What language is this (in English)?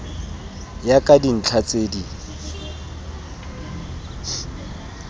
Tswana